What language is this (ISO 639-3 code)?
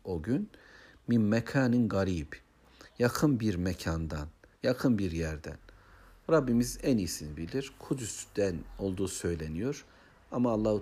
tur